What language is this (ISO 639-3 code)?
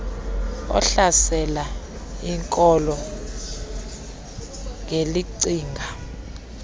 xho